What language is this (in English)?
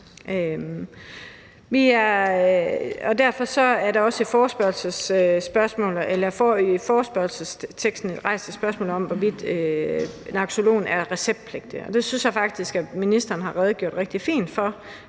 Danish